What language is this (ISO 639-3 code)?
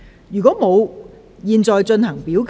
yue